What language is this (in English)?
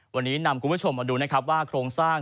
Thai